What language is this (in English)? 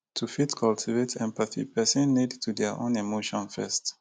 Nigerian Pidgin